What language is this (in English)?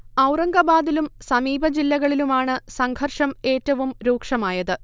Malayalam